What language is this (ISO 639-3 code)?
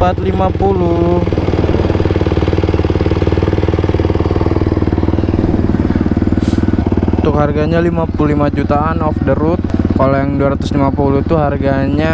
ind